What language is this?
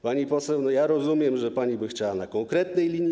Polish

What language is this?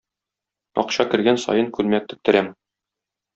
Tatar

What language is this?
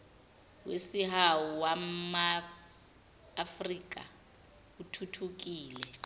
Zulu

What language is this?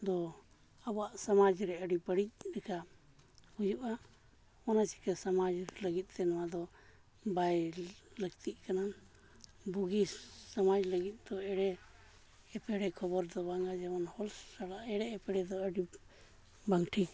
Santali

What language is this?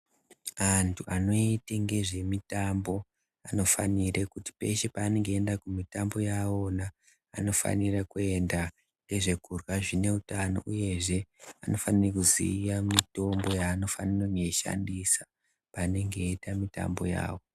Ndau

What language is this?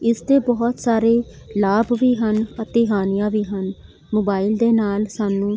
Punjabi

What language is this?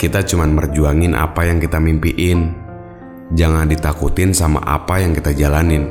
Indonesian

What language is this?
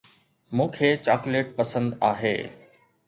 Sindhi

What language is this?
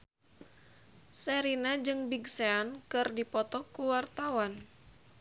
Sundanese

